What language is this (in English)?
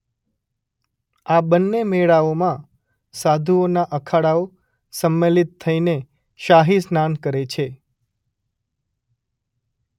Gujarati